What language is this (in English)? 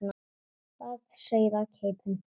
Icelandic